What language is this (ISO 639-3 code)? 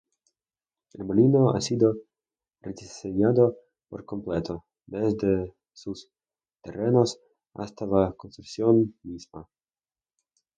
spa